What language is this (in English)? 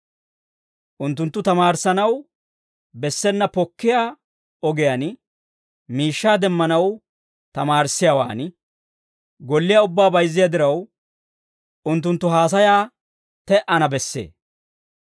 Dawro